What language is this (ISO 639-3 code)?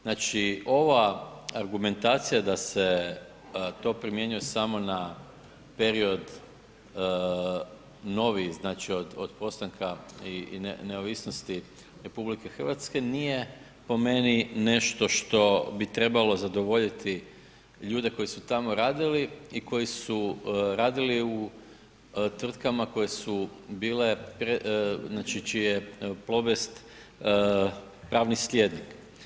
hrv